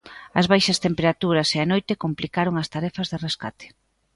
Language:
Galician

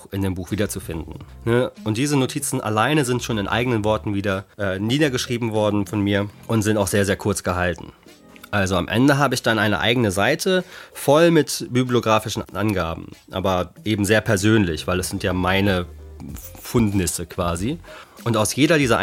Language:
German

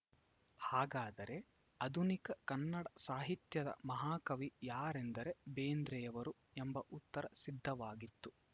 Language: Kannada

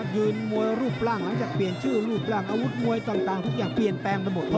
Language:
Thai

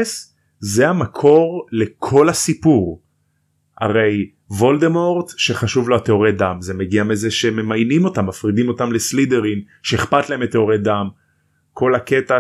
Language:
Hebrew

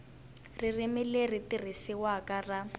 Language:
Tsonga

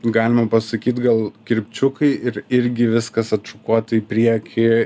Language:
Lithuanian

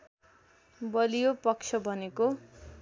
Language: Nepali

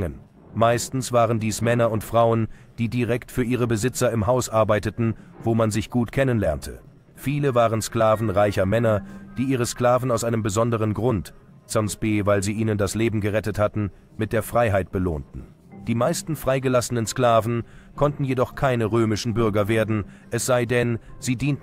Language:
German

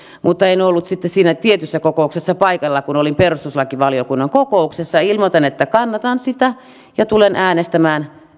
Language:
Finnish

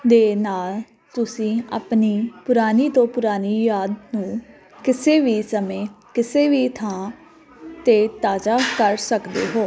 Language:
Punjabi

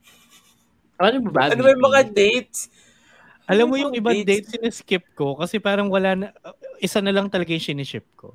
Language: Filipino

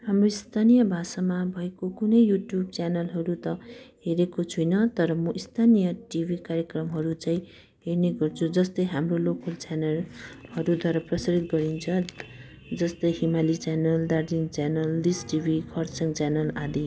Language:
Nepali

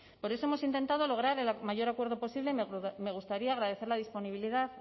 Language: Spanish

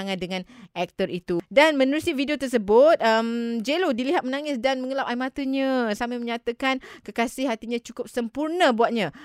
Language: Malay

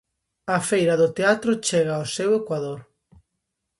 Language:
Galician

